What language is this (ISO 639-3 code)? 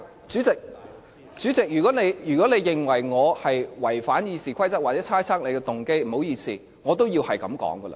yue